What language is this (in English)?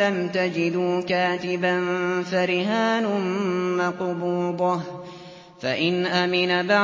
Arabic